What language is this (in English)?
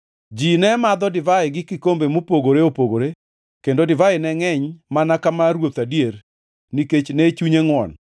Luo (Kenya and Tanzania)